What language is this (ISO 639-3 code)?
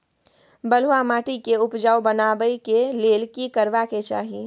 mai